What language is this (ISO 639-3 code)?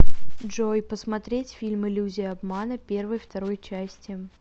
rus